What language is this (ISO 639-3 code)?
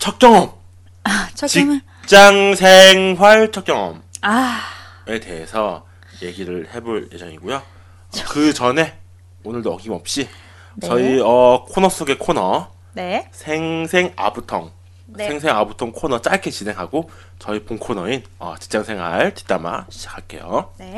kor